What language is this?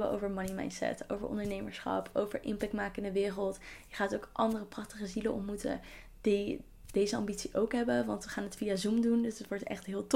Dutch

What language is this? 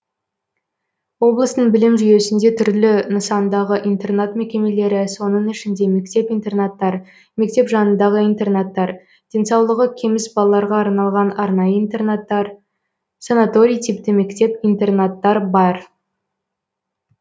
Kazakh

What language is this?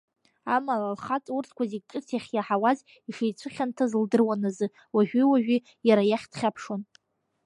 Abkhazian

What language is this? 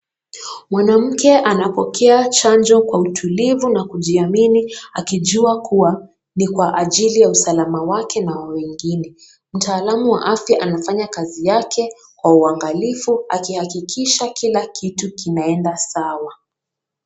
Swahili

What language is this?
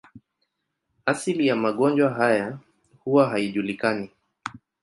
Swahili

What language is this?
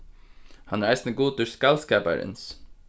Faroese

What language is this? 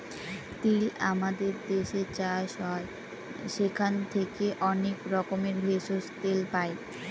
Bangla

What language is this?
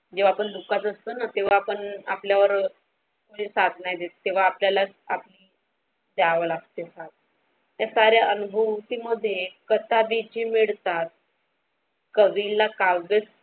Marathi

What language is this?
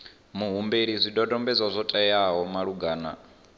Venda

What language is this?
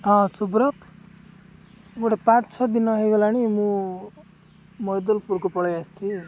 Odia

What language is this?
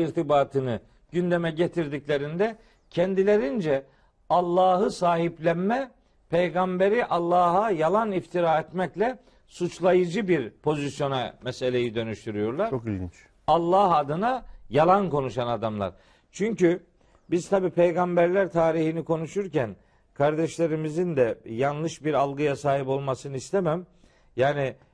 Turkish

